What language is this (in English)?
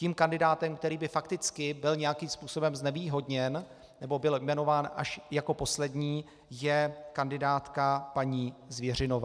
Czech